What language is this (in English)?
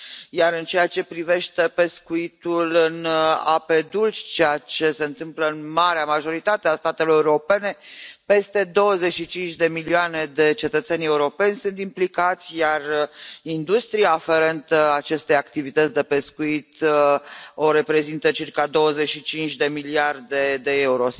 Romanian